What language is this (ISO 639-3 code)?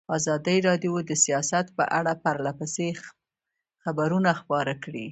pus